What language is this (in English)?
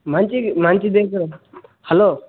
Telugu